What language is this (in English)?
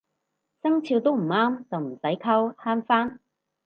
Cantonese